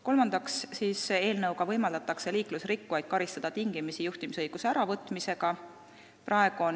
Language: Estonian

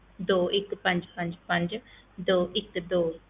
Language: Punjabi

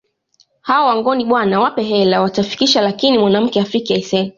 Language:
Swahili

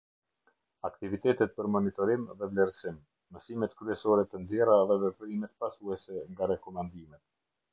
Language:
Albanian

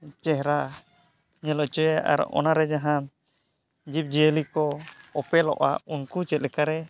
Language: Santali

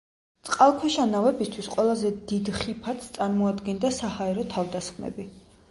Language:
Georgian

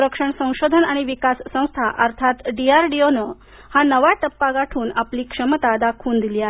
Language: Marathi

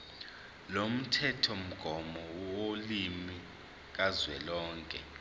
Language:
Zulu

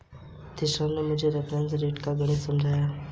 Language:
Hindi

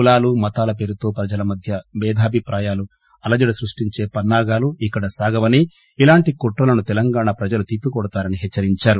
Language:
Telugu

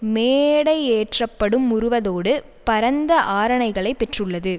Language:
Tamil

